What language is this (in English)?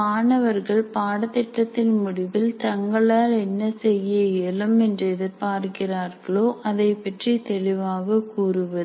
Tamil